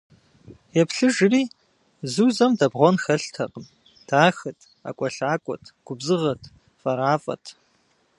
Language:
Kabardian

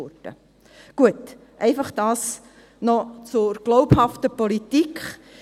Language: Swiss German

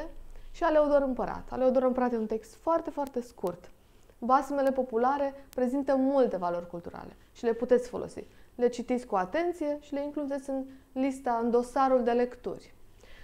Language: Romanian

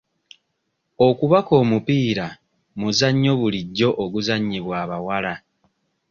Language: Ganda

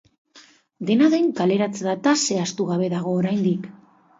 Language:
Basque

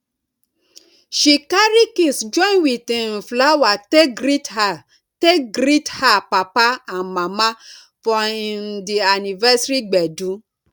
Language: Nigerian Pidgin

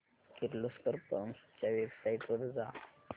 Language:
Marathi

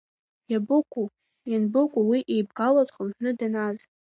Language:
Abkhazian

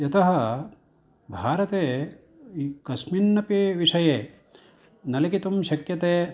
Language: Sanskrit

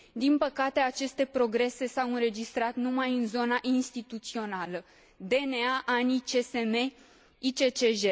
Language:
Romanian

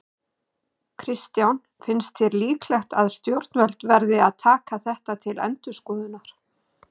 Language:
Icelandic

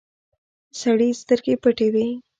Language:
Pashto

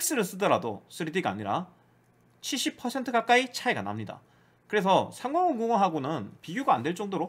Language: Korean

